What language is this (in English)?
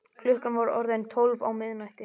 Icelandic